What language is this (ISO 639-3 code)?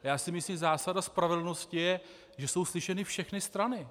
ces